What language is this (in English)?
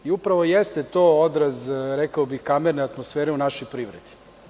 Serbian